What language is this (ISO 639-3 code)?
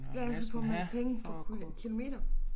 dan